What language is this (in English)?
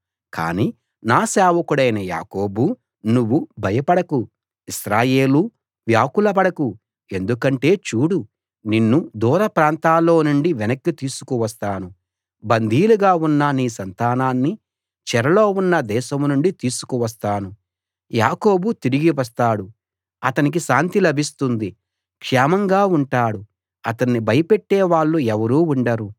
Telugu